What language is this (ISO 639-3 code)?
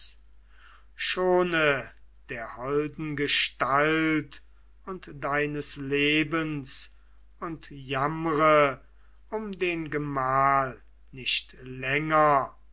deu